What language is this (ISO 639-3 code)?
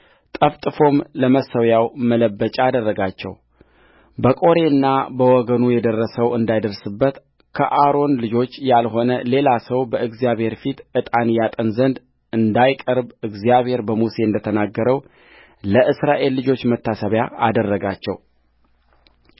amh